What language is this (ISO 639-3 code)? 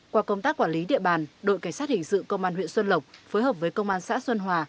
vie